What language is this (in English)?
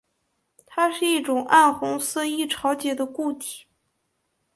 Chinese